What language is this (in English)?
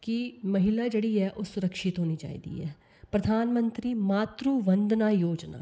Dogri